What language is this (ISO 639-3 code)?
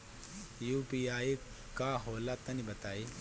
bho